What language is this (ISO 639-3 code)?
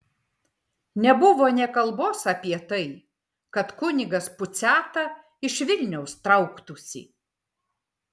lit